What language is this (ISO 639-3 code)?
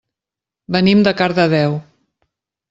cat